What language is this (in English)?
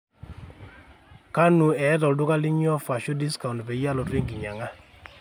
Masai